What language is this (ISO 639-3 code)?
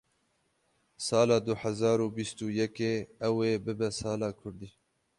kur